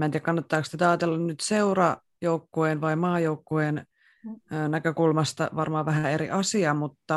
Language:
Finnish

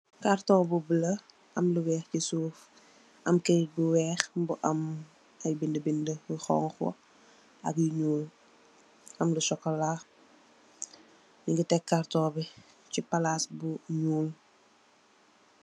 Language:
Wolof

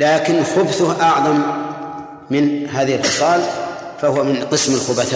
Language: Arabic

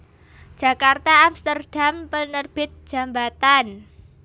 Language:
Javanese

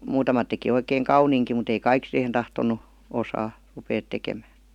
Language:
Finnish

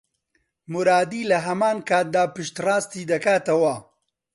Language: Central Kurdish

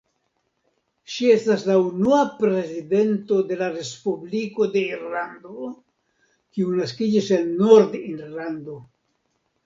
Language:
Esperanto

